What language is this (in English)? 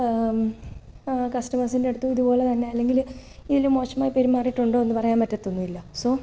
Malayalam